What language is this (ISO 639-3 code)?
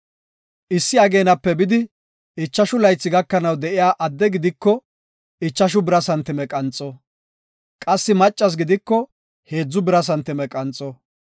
gof